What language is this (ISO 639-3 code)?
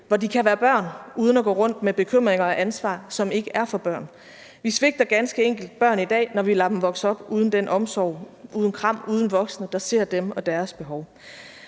dan